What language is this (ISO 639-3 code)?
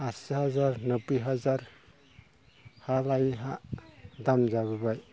brx